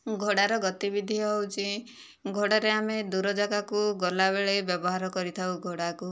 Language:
Odia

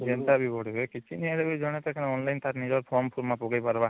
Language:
Odia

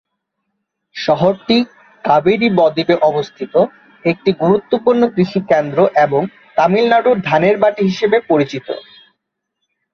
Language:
Bangla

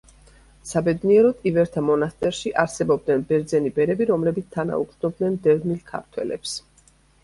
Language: Georgian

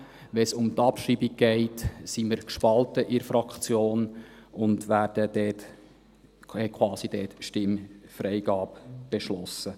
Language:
Swiss German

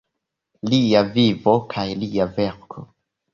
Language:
Esperanto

